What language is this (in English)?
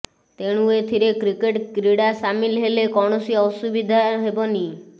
Odia